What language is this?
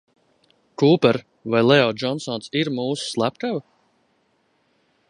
Latvian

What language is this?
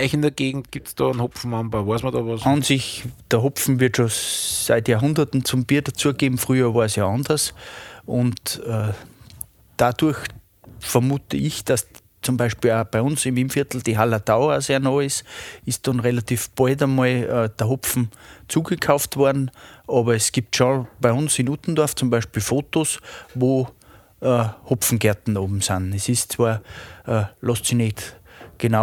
German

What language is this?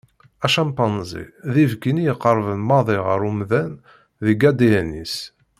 Kabyle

